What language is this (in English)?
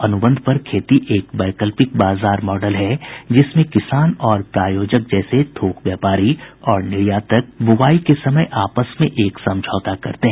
Hindi